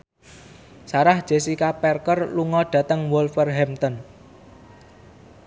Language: Javanese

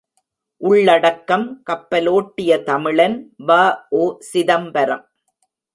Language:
Tamil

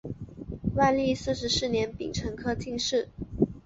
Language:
Chinese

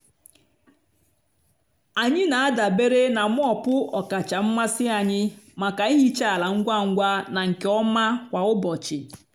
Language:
Igbo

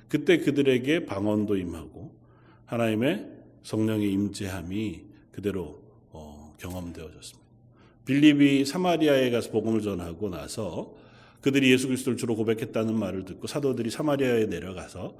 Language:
Korean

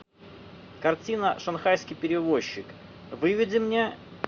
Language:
Russian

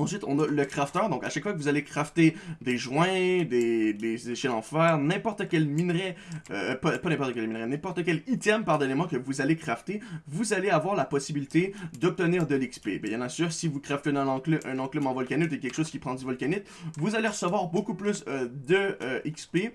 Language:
French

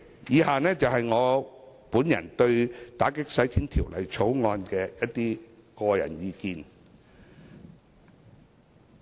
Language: Cantonese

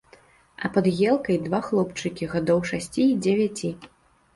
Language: Belarusian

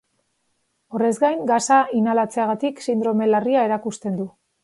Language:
Basque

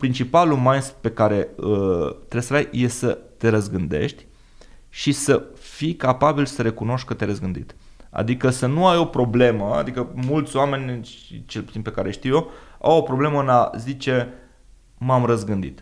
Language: Romanian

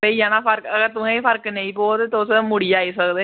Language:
Dogri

